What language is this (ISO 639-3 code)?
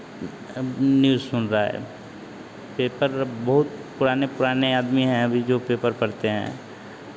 hin